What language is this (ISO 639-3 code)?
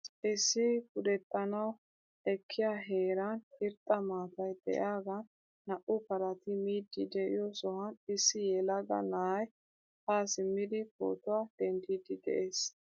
wal